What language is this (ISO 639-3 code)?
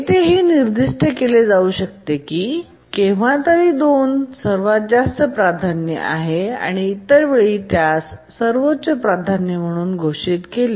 mar